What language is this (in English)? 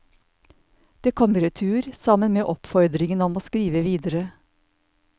Norwegian